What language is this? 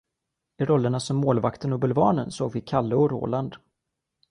Swedish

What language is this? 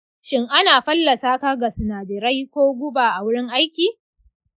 Hausa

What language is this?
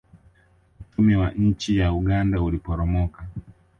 Swahili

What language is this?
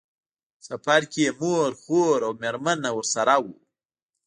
Pashto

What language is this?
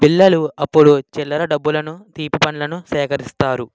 Telugu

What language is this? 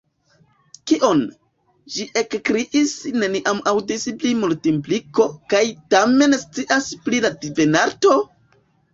Esperanto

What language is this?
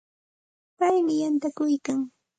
Santa Ana de Tusi Pasco Quechua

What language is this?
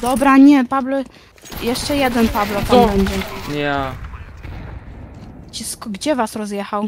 Polish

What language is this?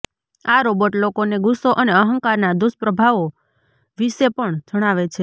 Gujarati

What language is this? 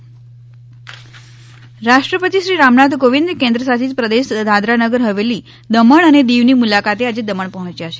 Gujarati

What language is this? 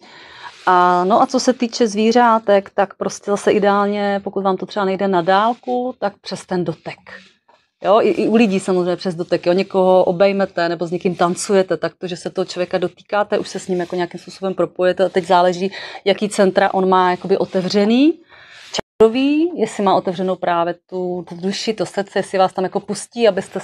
Czech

